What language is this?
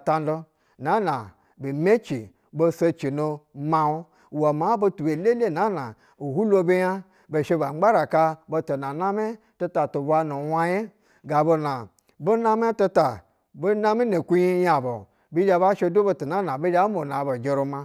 Basa (Nigeria)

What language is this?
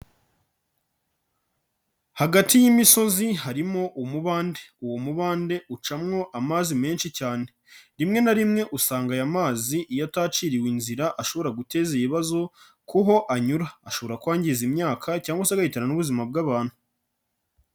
Kinyarwanda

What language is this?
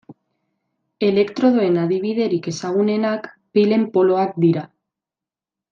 Basque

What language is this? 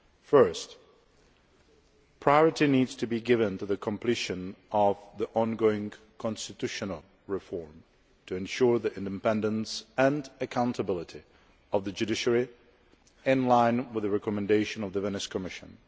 English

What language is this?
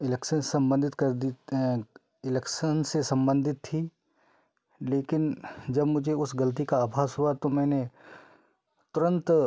Hindi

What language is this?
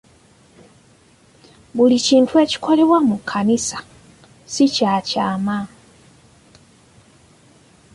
Ganda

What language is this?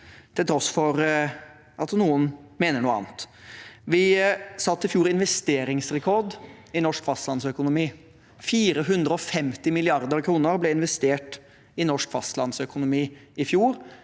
Norwegian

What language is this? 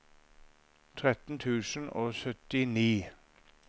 Norwegian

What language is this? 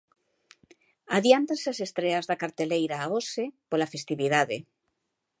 Galician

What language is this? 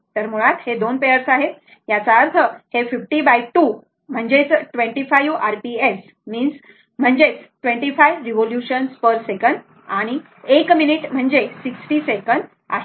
Marathi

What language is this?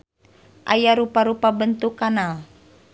Sundanese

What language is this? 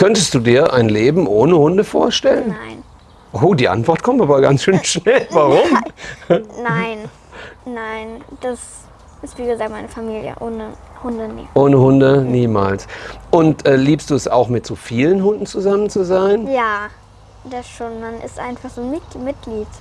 German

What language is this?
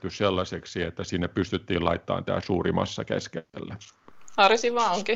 Finnish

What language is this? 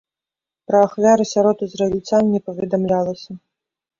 Belarusian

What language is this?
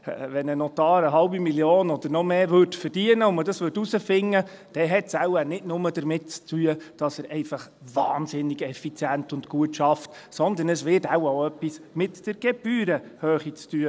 Swiss German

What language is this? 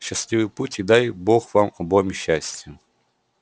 Russian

